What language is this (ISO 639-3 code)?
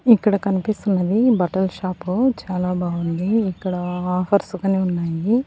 tel